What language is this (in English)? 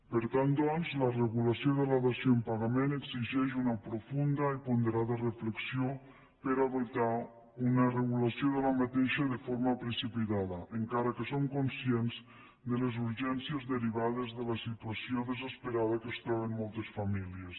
Catalan